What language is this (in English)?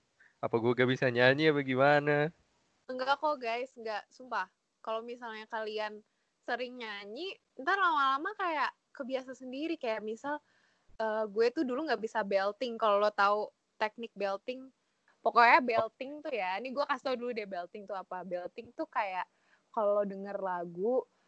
Indonesian